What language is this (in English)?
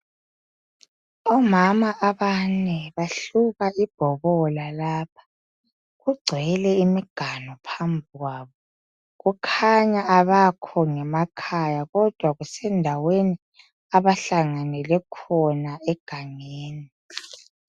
North Ndebele